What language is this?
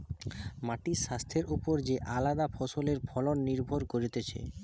Bangla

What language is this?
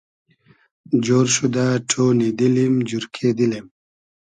Hazaragi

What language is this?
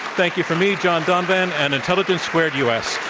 English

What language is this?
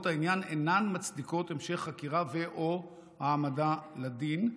Hebrew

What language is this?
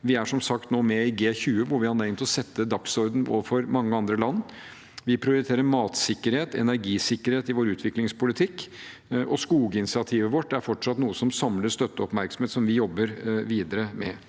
Norwegian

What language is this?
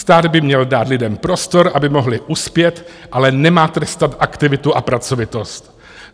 Czech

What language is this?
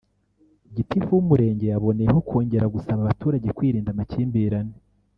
Kinyarwanda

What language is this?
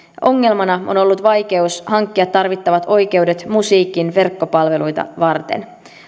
Finnish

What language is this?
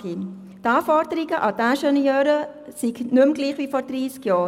Swiss German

